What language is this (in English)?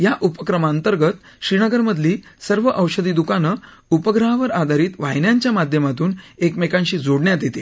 Marathi